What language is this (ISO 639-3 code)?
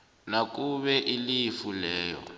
nbl